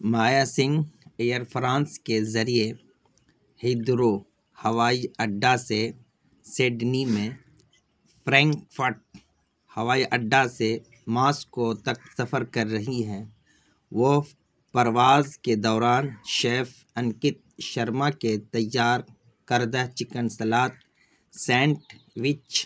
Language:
Urdu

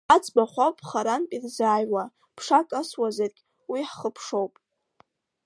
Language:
Abkhazian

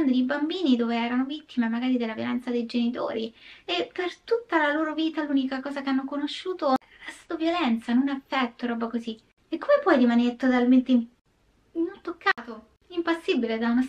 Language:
Italian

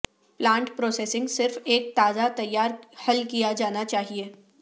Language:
Urdu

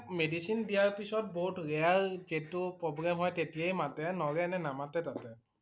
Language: Assamese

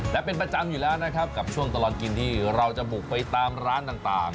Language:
Thai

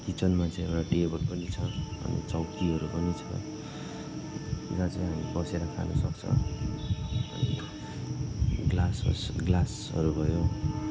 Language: Nepali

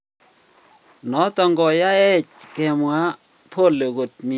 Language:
Kalenjin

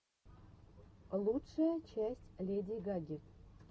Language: Russian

